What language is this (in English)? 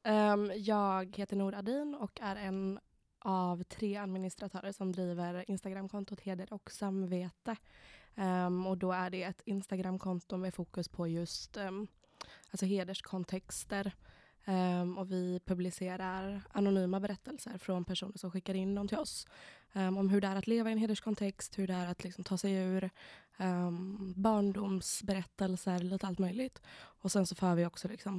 Swedish